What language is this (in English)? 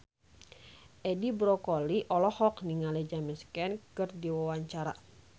Sundanese